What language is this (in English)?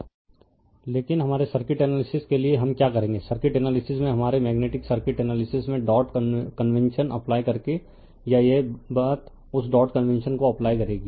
Hindi